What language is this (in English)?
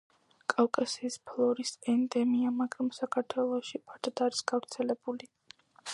Georgian